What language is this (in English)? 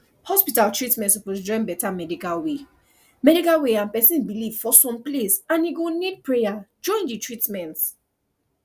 Nigerian Pidgin